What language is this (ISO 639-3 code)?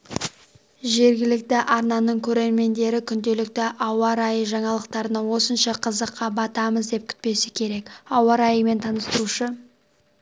kaz